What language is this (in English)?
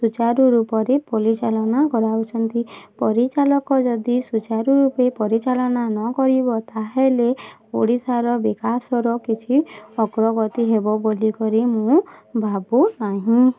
Odia